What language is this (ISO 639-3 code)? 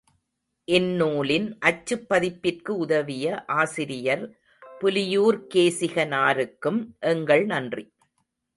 tam